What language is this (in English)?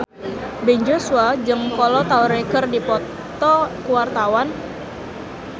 Sundanese